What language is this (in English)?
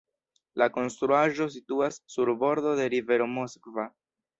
Esperanto